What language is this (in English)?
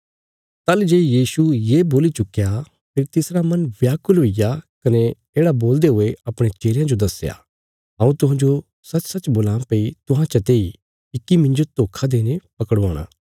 Bilaspuri